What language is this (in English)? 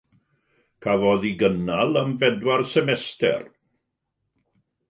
Welsh